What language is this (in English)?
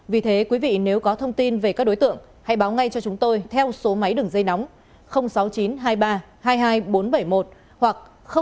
Vietnamese